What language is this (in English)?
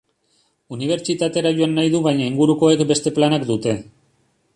Basque